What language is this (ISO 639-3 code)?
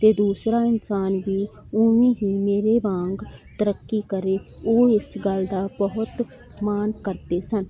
pan